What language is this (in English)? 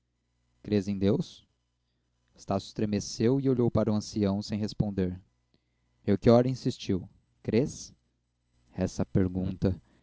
Portuguese